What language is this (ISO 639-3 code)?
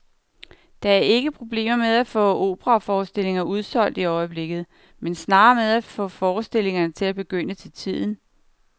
dan